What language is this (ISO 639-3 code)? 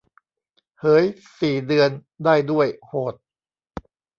tha